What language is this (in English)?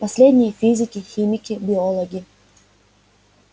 Russian